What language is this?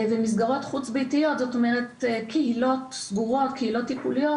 Hebrew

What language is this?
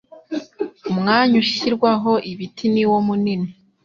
Kinyarwanda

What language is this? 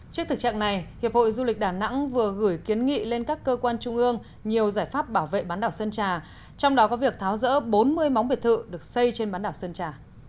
Vietnamese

